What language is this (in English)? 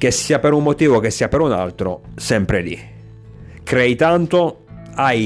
Italian